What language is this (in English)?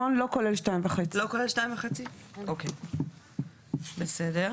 Hebrew